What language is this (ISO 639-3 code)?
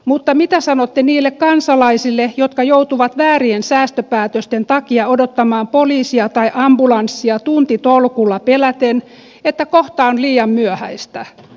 fin